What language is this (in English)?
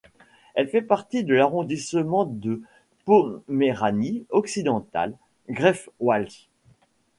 French